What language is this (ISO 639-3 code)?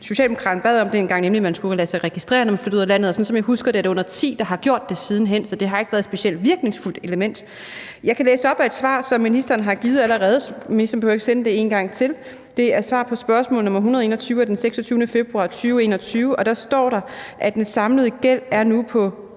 dan